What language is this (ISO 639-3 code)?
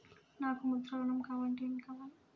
tel